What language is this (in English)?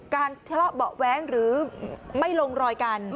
Thai